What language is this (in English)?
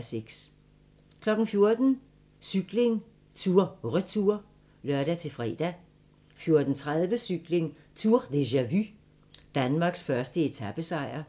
Danish